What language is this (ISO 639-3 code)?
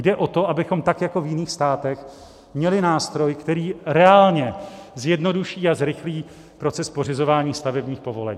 ces